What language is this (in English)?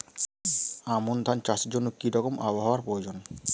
Bangla